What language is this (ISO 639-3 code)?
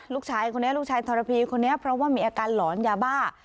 tha